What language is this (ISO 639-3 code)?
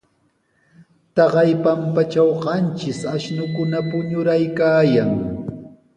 qws